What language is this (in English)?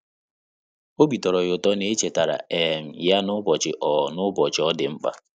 Igbo